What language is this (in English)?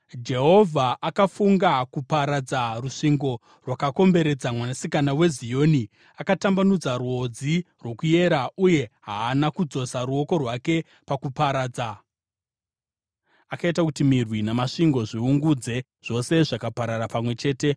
Shona